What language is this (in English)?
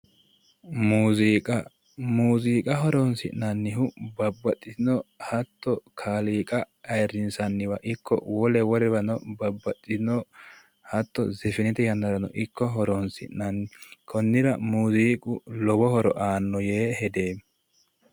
Sidamo